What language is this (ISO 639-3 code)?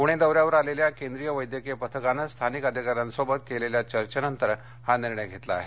mar